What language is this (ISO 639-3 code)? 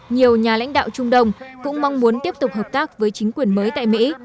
vie